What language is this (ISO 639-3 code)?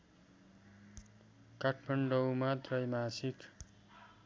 nep